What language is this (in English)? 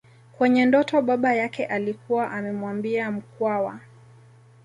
Swahili